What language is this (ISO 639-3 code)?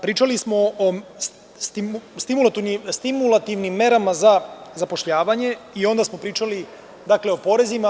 srp